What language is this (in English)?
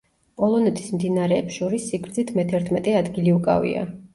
Georgian